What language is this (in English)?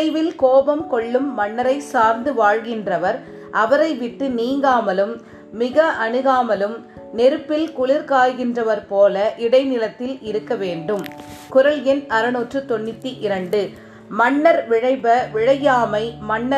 Tamil